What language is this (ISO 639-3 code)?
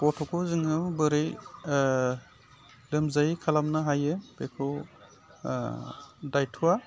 brx